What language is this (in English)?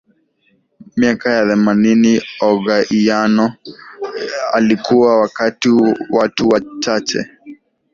Swahili